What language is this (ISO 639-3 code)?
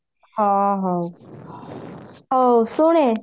ori